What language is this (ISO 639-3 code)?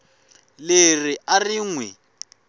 tso